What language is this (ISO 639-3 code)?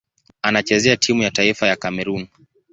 swa